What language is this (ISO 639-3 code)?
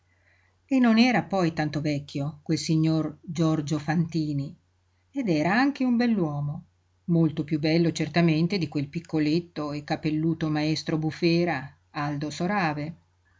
ita